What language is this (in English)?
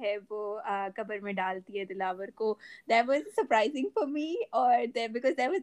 Urdu